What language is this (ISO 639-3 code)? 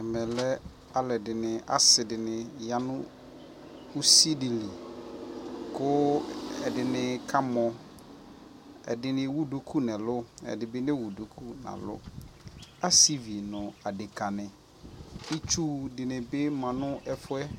kpo